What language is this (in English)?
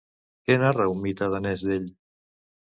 Catalan